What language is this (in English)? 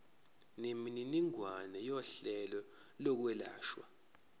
Zulu